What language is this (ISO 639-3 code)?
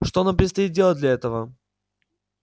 rus